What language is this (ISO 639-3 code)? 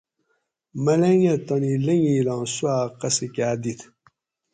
gwc